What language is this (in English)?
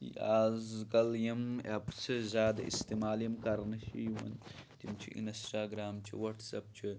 Kashmiri